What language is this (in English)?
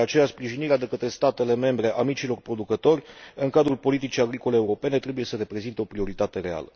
Romanian